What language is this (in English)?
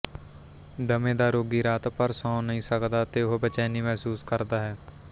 Punjabi